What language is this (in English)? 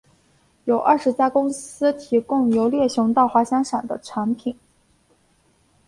Chinese